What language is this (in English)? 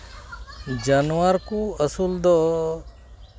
Santali